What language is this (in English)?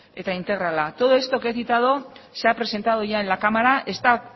Spanish